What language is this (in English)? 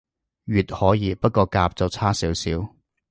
Cantonese